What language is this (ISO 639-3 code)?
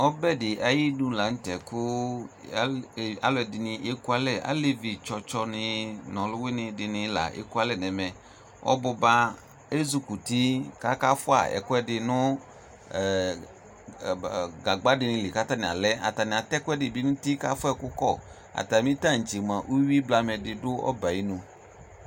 kpo